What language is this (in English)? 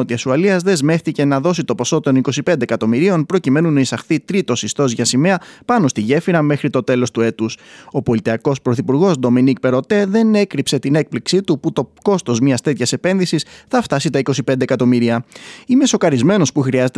Greek